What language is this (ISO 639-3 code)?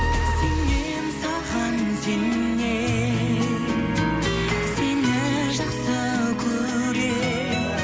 kaz